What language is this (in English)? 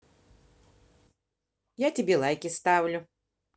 Russian